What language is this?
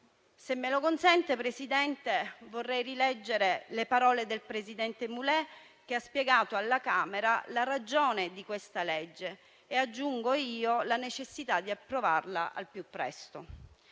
Italian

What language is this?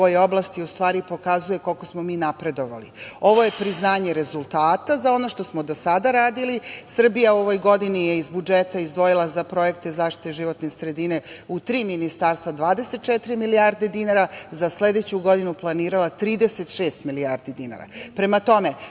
Serbian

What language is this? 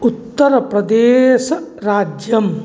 Sanskrit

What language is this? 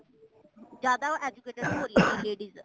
Punjabi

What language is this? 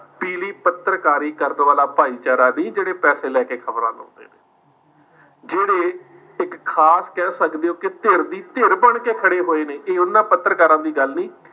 Punjabi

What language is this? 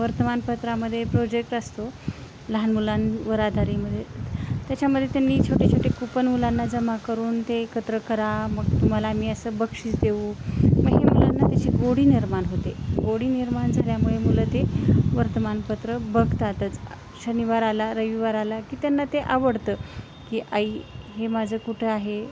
Marathi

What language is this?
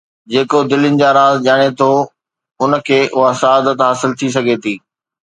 Sindhi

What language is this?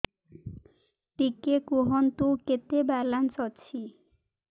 Odia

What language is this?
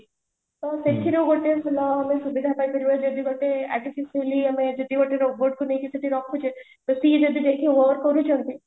Odia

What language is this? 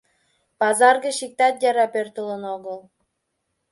Mari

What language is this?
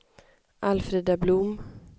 Swedish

